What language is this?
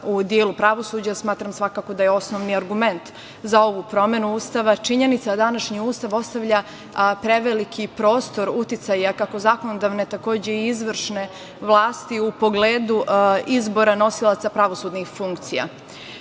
Serbian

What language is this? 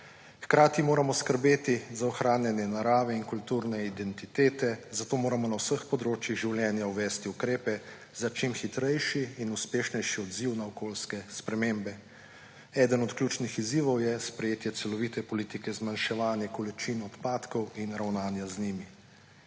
Slovenian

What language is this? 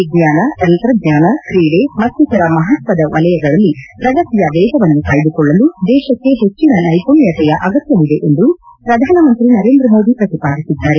Kannada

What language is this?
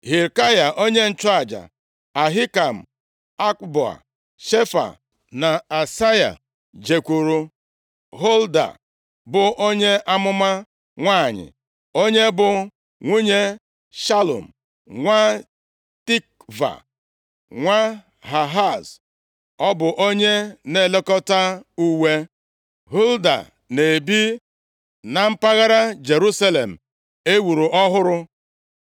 Igbo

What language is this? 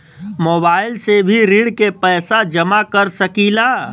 Bhojpuri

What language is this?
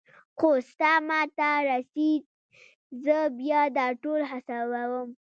Pashto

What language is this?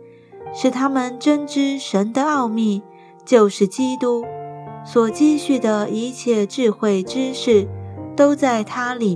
Chinese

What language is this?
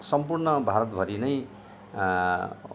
Nepali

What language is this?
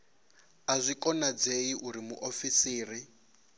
Venda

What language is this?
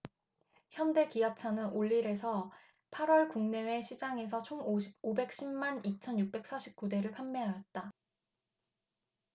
Korean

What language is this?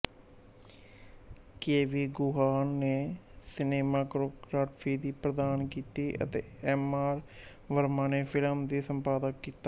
Punjabi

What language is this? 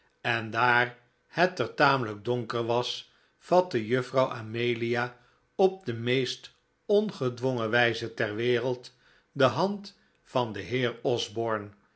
Dutch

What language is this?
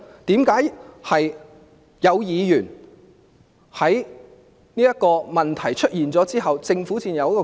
Cantonese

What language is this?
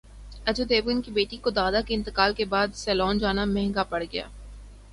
Urdu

